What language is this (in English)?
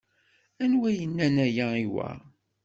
Kabyle